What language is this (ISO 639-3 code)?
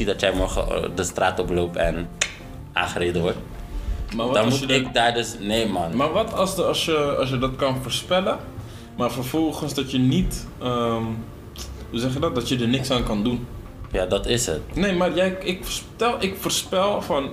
nld